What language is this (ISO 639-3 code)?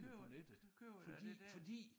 dan